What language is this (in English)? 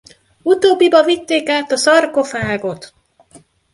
Hungarian